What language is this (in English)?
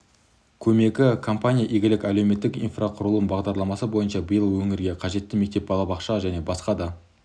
Kazakh